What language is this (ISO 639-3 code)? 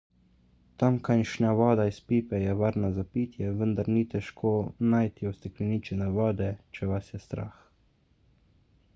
slv